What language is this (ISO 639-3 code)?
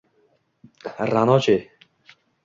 uzb